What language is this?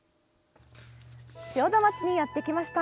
Japanese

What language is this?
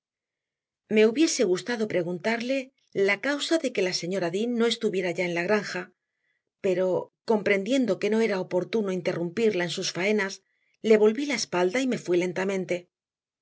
Spanish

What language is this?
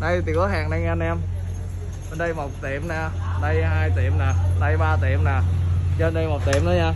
Vietnamese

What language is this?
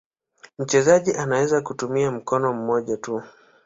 Swahili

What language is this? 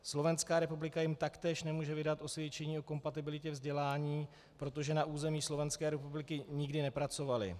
Czech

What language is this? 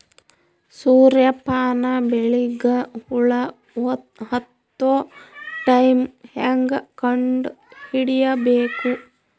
Kannada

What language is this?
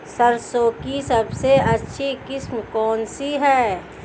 Hindi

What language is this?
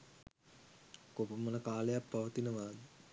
Sinhala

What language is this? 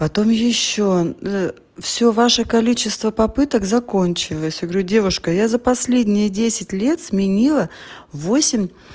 Russian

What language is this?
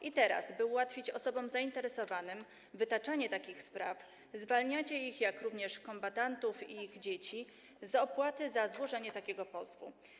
Polish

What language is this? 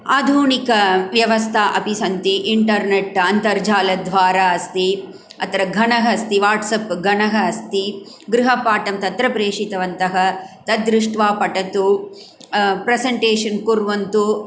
Sanskrit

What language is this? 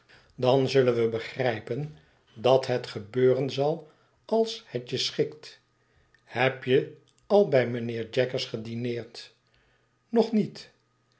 Dutch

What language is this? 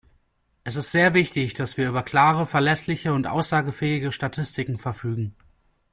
German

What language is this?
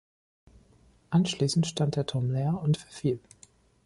German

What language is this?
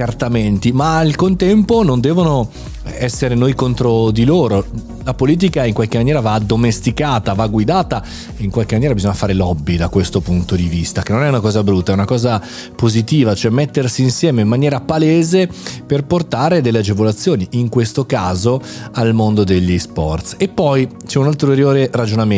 Italian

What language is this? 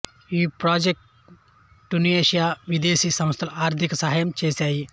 Telugu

